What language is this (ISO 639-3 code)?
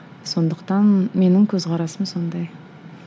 kaz